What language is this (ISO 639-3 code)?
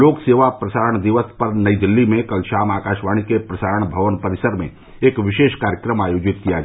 hin